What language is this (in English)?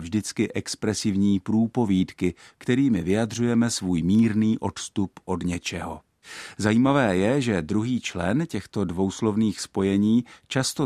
Czech